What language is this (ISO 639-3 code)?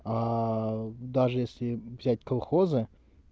rus